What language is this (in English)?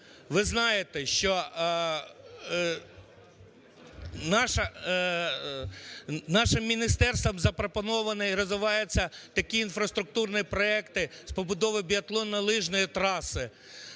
Ukrainian